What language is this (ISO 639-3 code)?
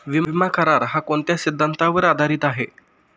mar